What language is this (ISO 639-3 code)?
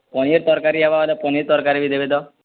ori